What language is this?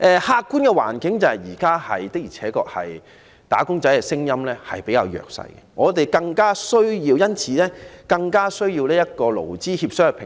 Cantonese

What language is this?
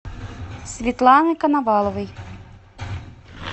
Russian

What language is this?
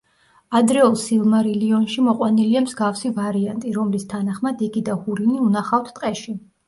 Georgian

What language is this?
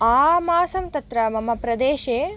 Sanskrit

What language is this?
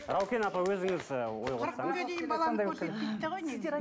Kazakh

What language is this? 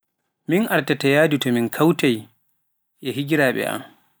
Pular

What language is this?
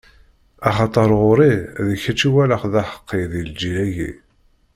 Kabyle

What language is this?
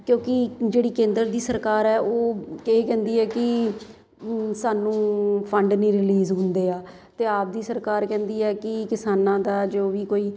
Punjabi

